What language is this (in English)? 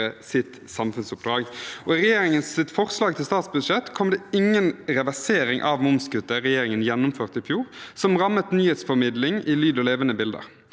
Norwegian